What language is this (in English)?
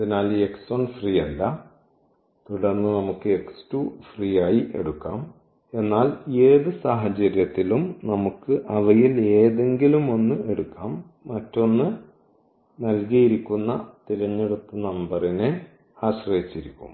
Malayalam